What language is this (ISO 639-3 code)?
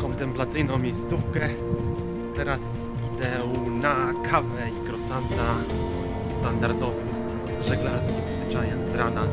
pol